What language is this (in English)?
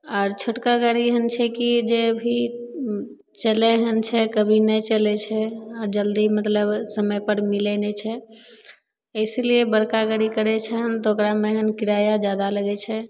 Maithili